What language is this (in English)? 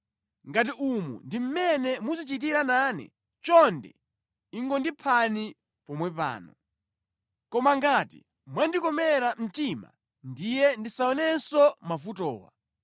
Nyanja